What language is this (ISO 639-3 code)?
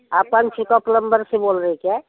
hin